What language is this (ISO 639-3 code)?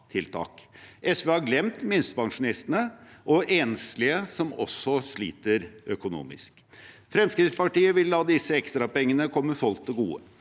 nor